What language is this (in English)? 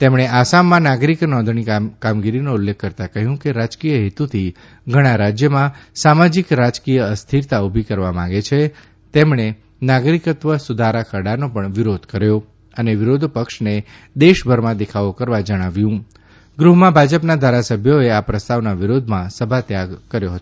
Gujarati